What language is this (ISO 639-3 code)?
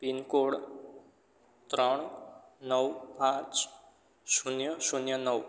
guj